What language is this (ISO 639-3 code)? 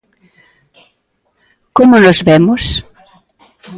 glg